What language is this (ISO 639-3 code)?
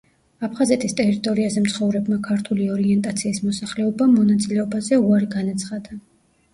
kat